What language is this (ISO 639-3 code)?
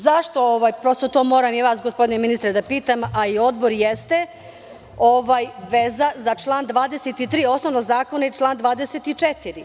srp